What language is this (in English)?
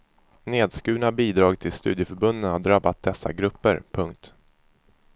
Swedish